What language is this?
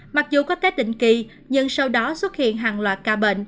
Vietnamese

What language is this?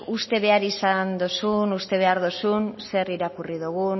Basque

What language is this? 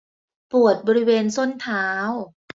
Thai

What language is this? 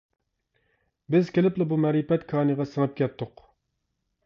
Uyghur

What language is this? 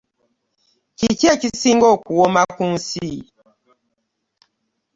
Ganda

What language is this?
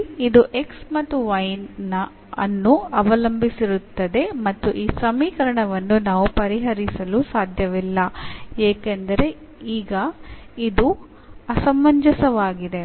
Kannada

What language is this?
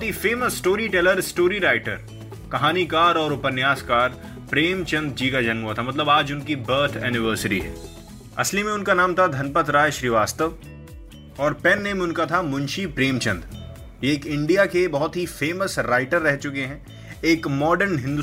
Hindi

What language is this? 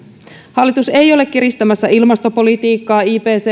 Finnish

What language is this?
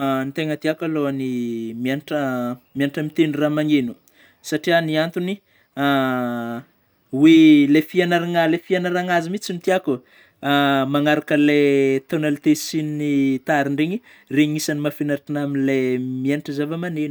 Northern Betsimisaraka Malagasy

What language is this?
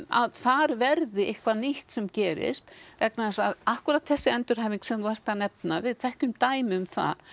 Icelandic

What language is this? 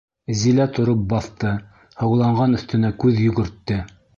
Bashkir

